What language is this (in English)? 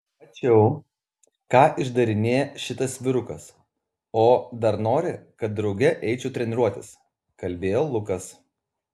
Lithuanian